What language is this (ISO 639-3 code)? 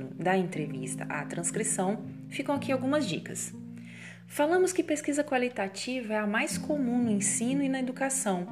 por